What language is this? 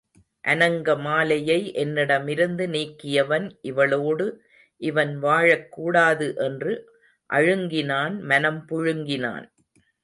Tamil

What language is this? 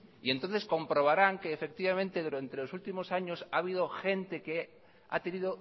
Spanish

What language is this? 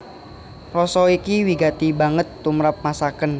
Javanese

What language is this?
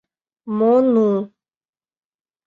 Mari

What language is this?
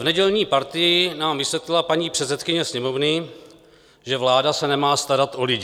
Czech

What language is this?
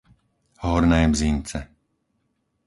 Slovak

